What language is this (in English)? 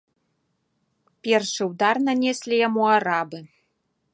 Belarusian